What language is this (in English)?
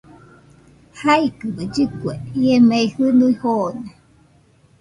Nüpode Huitoto